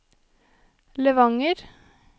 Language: Norwegian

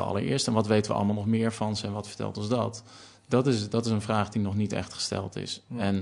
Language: Dutch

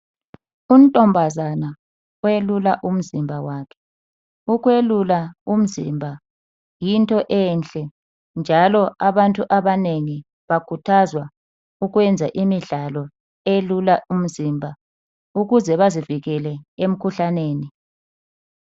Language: North Ndebele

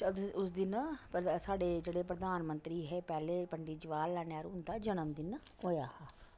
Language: Dogri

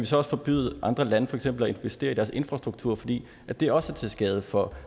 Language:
Danish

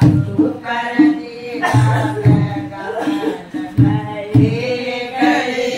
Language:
Thai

